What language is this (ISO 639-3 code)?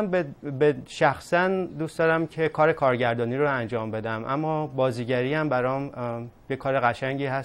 fas